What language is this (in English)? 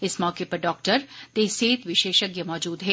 Dogri